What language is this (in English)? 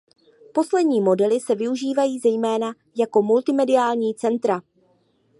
Czech